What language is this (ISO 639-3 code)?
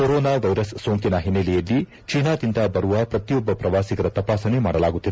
kan